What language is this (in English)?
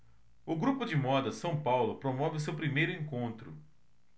Portuguese